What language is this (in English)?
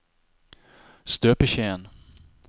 Norwegian